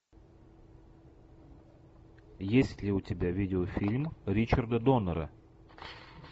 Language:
Russian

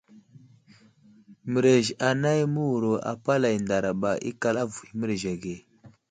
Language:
Wuzlam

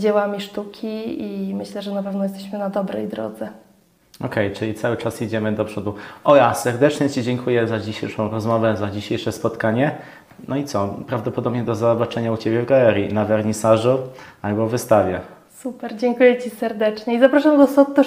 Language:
Polish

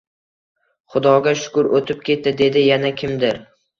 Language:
Uzbek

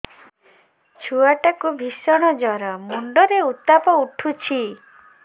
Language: Odia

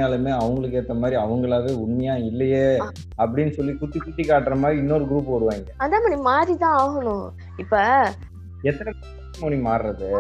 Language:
Tamil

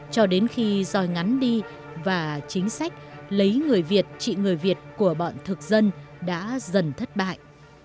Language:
Vietnamese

